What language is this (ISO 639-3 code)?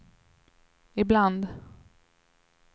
swe